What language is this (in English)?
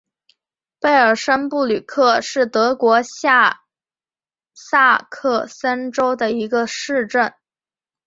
Chinese